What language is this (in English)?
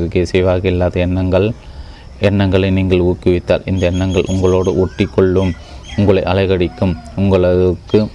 Tamil